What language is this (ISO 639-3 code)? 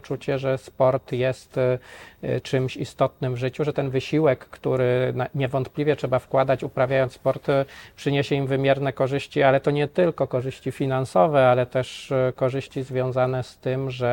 pol